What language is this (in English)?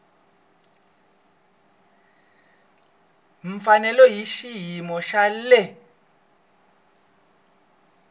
Tsonga